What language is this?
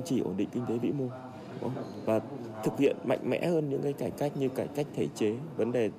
Vietnamese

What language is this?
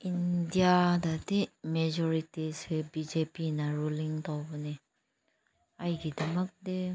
Manipuri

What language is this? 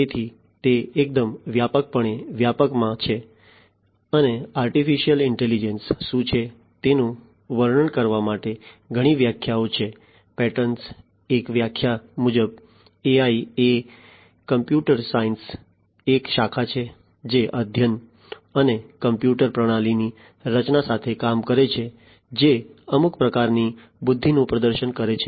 Gujarati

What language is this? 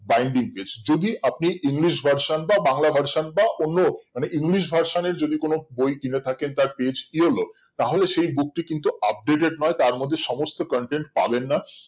Bangla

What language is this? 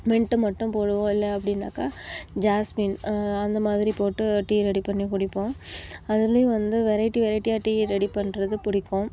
Tamil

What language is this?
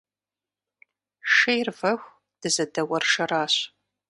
Kabardian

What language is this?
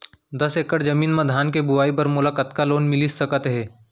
Chhattisgarhi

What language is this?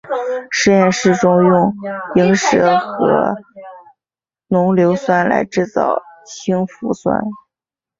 Chinese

